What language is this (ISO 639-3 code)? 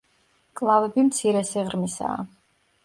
kat